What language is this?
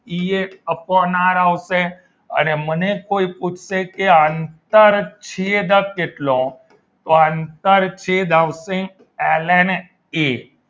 Gujarati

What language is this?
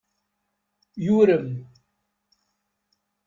Kabyle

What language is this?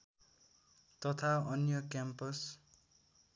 Nepali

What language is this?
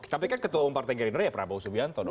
Indonesian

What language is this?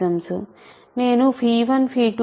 Telugu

